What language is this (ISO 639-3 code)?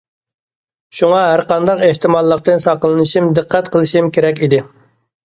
uig